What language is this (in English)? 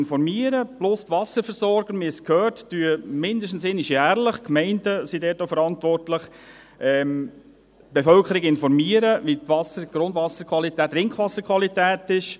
Swiss German